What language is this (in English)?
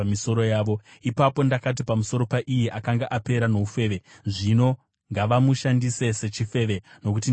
Shona